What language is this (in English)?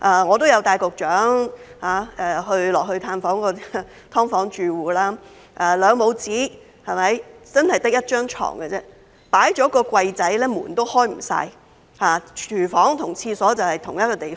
Cantonese